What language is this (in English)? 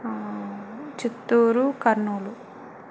Telugu